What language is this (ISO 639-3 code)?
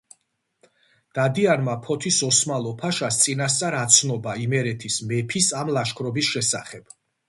kat